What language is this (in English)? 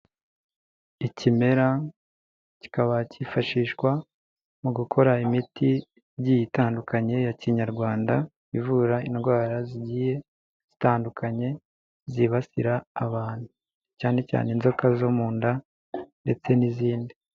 Kinyarwanda